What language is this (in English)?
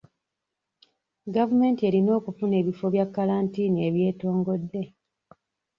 Ganda